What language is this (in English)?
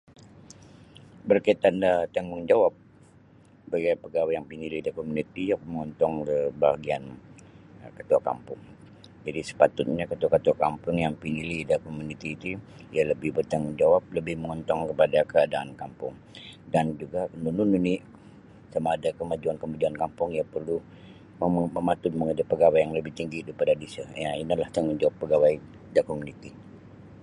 Sabah Bisaya